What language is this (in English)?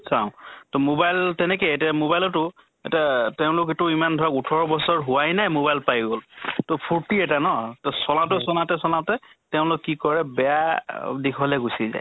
Assamese